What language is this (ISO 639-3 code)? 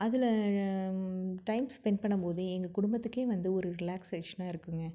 tam